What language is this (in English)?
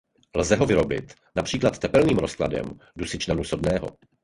Czech